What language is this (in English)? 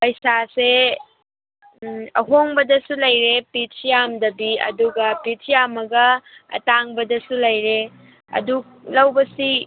Manipuri